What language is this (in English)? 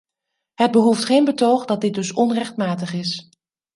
Dutch